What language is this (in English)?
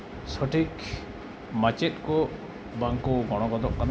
Santali